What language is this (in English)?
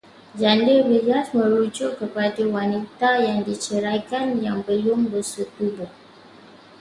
Malay